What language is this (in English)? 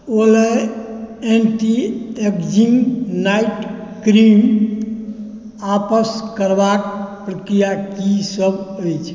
Maithili